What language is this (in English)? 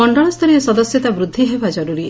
Odia